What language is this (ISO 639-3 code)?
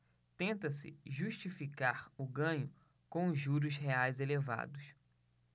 por